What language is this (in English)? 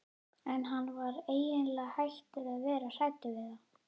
Icelandic